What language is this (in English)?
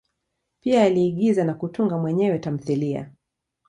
Swahili